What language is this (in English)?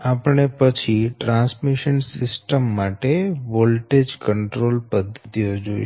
Gujarati